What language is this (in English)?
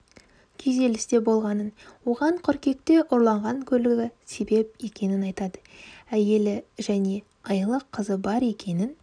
Kazakh